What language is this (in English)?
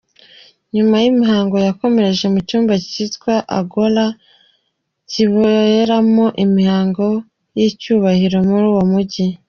Kinyarwanda